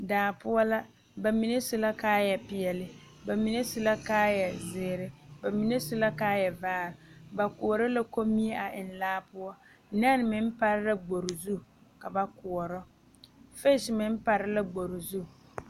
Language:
Southern Dagaare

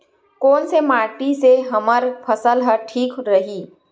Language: Chhattisgarhi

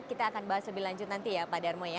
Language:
Indonesian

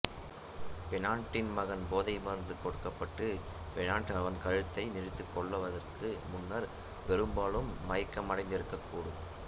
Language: Tamil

